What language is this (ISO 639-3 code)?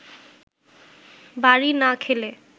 ben